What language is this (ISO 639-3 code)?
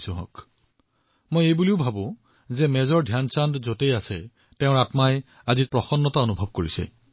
asm